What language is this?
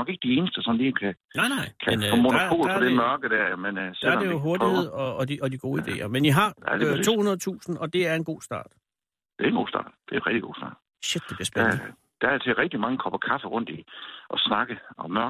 Danish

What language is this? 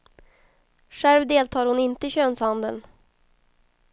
Swedish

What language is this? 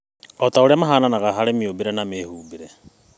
Kikuyu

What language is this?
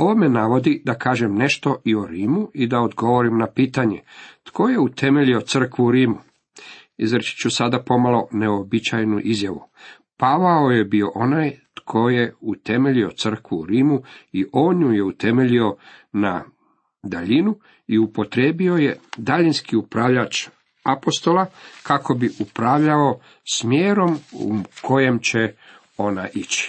Croatian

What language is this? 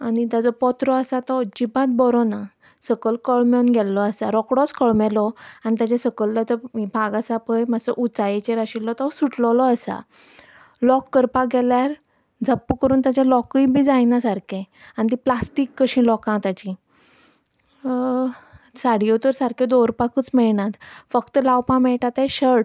Konkani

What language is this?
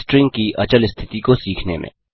Hindi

